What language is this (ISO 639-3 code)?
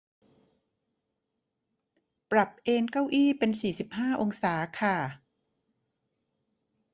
tha